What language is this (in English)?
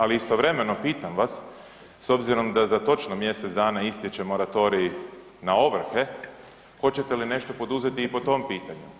Croatian